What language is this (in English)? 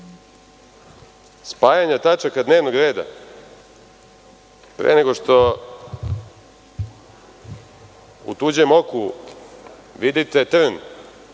Serbian